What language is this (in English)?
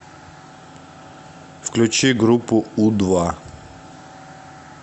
Russian